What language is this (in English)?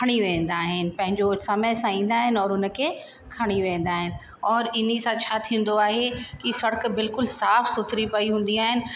Sindhi